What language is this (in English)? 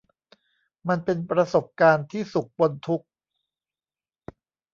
Thai